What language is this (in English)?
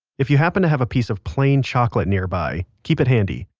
English